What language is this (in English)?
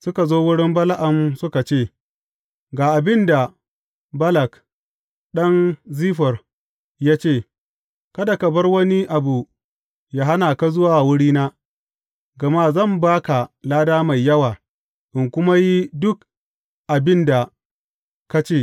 Hausa